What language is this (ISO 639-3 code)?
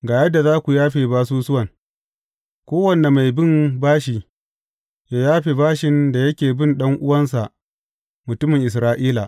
hau